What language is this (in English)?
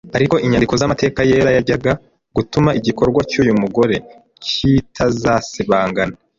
Kinyarwanda